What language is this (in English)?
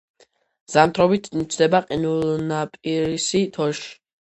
Georgian